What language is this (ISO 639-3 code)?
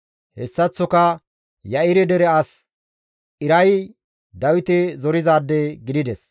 gmv